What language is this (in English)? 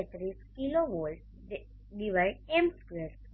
Gujarati